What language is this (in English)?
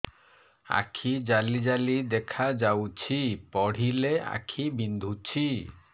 Odia